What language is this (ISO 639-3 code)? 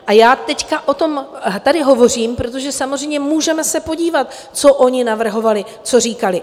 ces